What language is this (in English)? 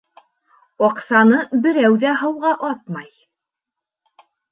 Bashkir